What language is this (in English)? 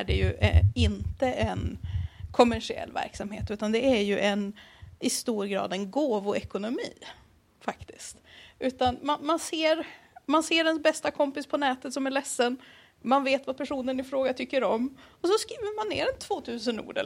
Swedish